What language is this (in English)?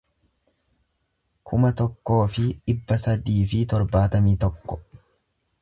Oromo